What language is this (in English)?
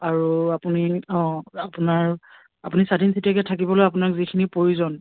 Assamese